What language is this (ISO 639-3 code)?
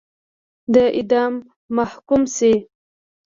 pus